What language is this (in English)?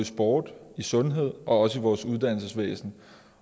Danish